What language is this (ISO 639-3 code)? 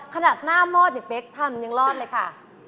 tha